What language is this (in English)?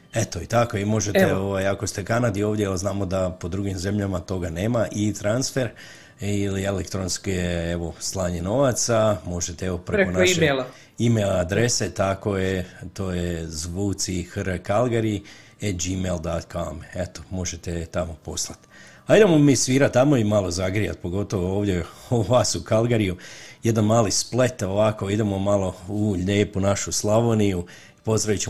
Croatian